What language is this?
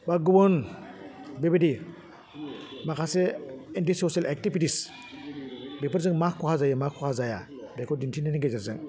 Bodo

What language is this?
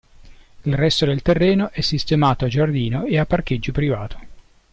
Italian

